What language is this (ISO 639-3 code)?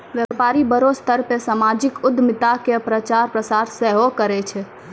mai